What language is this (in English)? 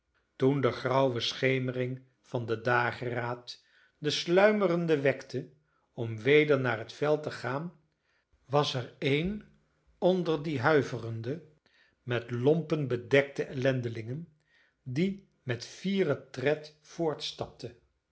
Dutch